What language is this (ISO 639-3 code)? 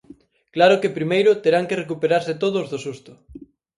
glg